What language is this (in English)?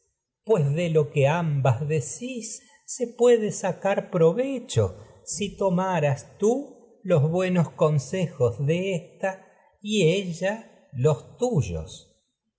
Spanish